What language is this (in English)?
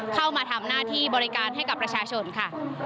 Thai